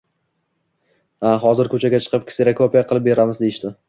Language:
Uzbek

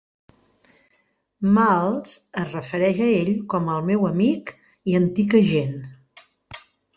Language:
Catalan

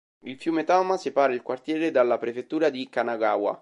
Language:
Italian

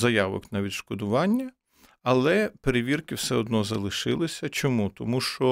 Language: Ukrainian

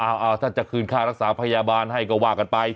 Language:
Thai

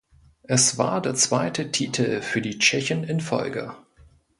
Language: German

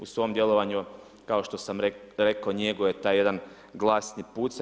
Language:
Croatian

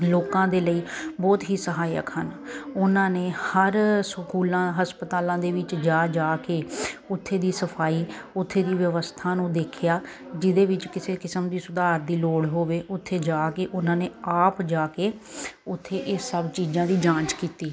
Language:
Punjabi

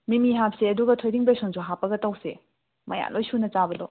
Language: Manipuri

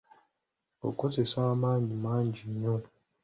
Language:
Ganda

